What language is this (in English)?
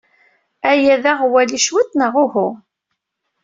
Kabyle